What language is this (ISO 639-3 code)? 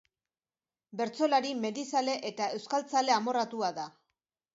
eus